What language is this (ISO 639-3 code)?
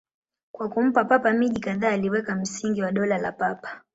swa